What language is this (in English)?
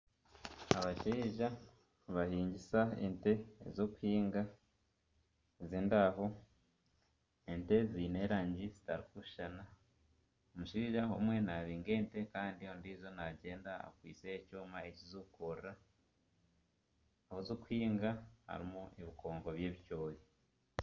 Nyankole